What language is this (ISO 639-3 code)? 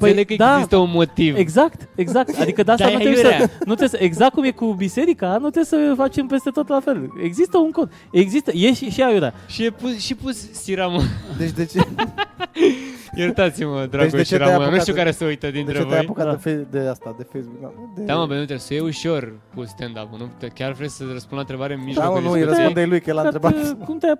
ron